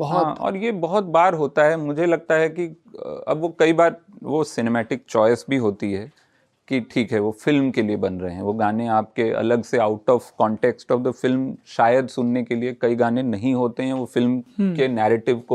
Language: Hindi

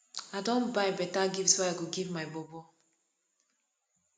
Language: Nigerian Pidgin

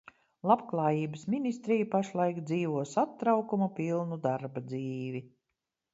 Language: Latvian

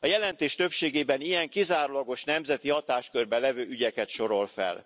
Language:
Hungarian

